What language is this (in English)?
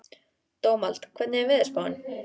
Icelandic